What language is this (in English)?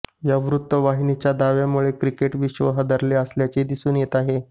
Marathi